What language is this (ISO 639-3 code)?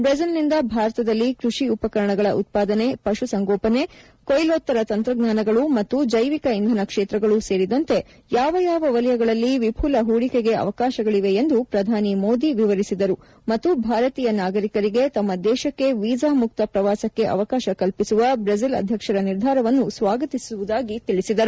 kan